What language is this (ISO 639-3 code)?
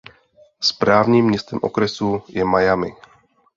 ces